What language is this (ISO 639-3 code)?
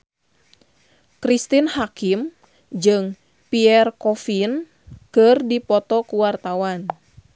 sun